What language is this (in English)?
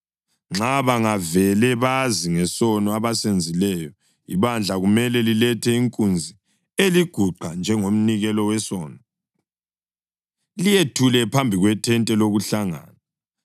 North Ndebele